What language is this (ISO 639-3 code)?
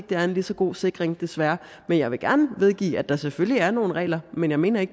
dan